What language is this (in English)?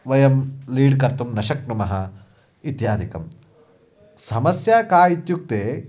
Sanskrit